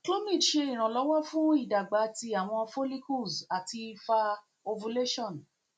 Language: Yoruba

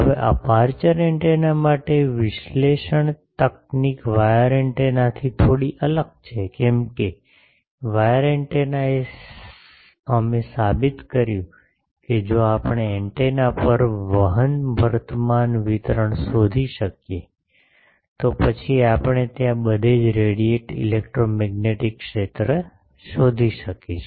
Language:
Gujarati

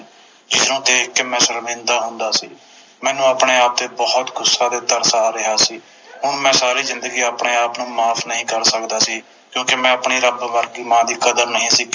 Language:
Punjabi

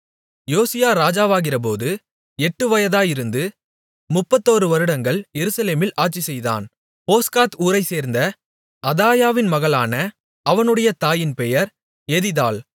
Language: Tamil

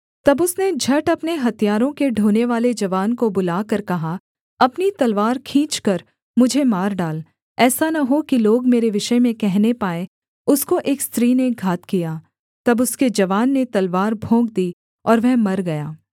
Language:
Hindi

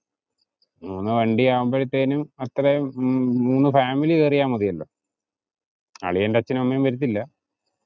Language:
Malayalam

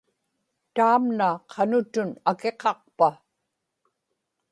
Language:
Inupiaq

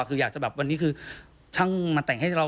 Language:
Thai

